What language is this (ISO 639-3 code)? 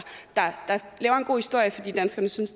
dan